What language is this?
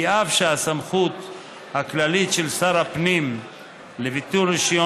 Hebrew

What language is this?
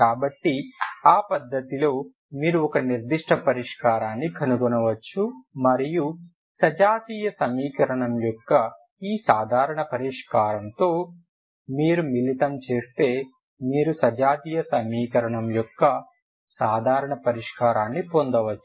Telugu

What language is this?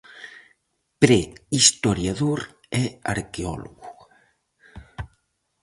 Galician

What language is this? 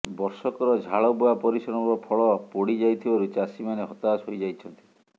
Odia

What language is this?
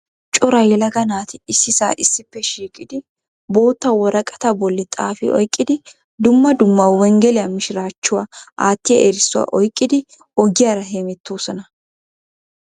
Wolaytta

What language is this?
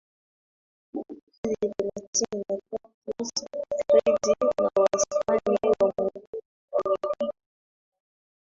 Swahili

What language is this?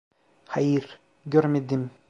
Turkish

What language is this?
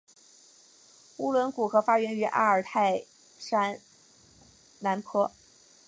Chinese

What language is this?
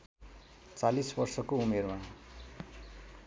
Nepali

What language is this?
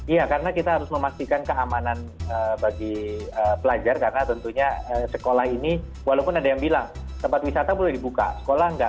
Indonesian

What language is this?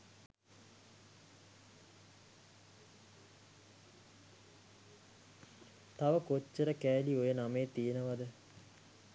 Sinhala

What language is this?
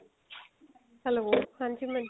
Punjabi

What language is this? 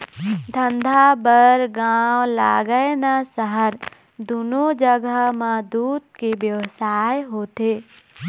Chhattisgarhi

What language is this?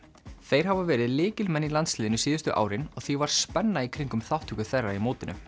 Icelandic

